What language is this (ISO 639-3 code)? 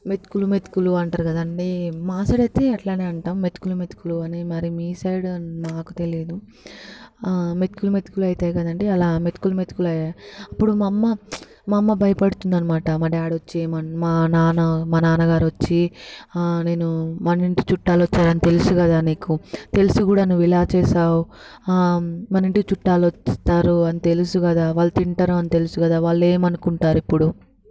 tel